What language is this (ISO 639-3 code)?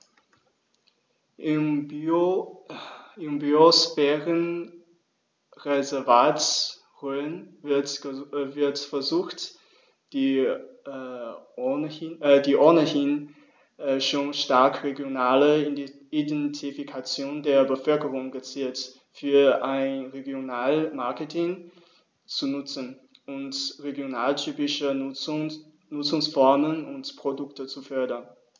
deu